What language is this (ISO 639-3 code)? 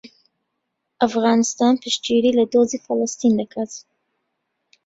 ckb